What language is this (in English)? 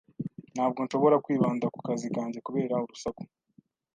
Kinyarwanda